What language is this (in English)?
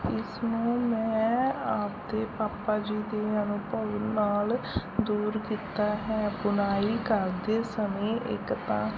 Punjabi